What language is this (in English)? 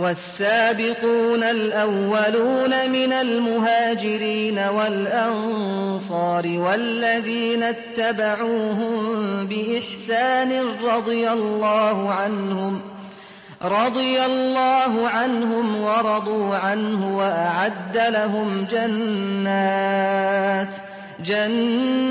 Arabic